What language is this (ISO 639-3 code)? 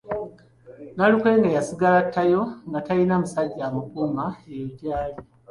lug